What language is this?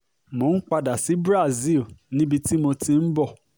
Yoruba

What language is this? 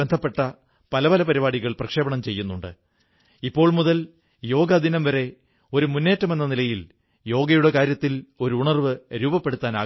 Malayalam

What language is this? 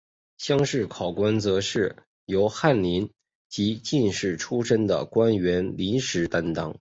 Chinese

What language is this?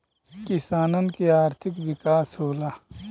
Bhojpuri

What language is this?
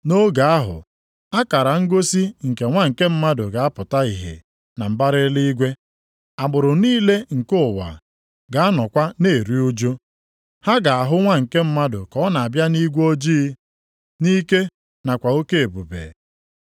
Igbo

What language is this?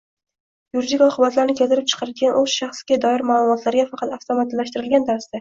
Uzbek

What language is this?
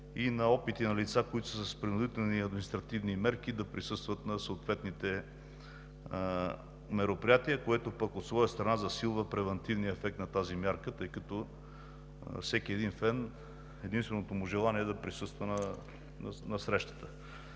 Bulgarian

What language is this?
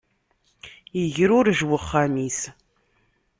Kabyle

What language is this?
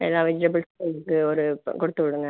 Tamil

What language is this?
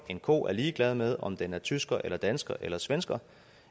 Danish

